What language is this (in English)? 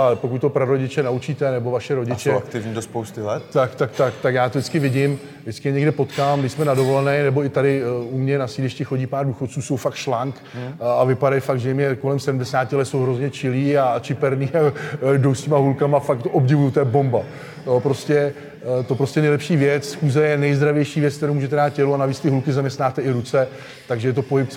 Czech